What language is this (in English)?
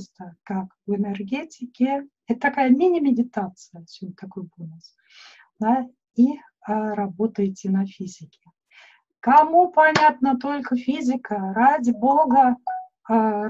Russian